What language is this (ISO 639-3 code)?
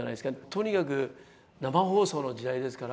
jpn